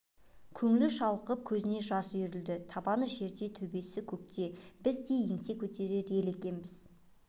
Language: Kazakh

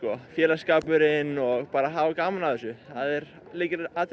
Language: Icelandic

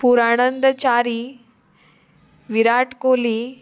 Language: Konkani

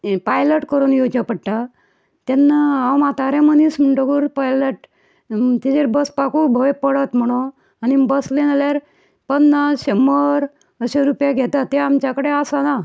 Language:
Konkani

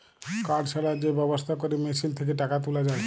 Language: Bangla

